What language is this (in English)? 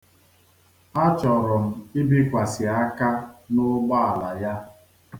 Igbo